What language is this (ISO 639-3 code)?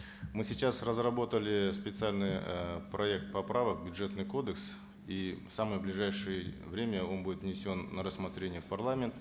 kaz